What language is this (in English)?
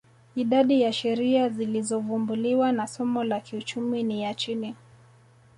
Swahili